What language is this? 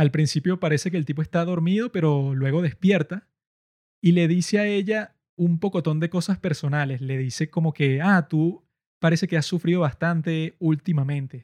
Spanish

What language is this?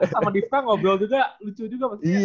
Indonesian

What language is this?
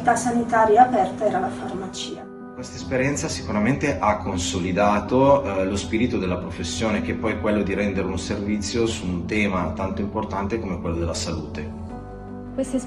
Italian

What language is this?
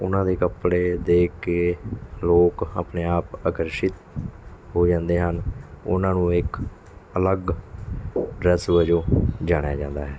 Punjabi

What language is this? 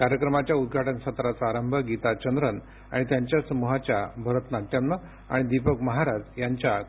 Marathi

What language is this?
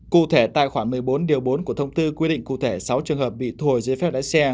Vietnamese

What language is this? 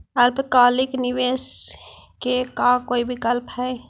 Magahi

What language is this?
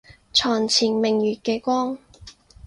Cantonese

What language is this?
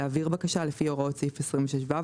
Hebrew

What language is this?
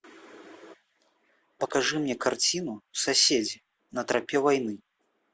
Russian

